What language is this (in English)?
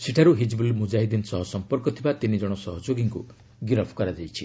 Odia